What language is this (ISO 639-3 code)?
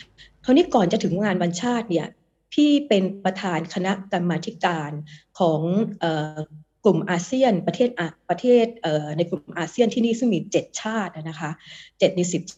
tha